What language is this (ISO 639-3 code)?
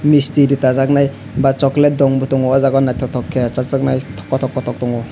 trp